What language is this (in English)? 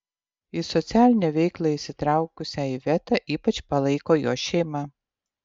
Lithuanian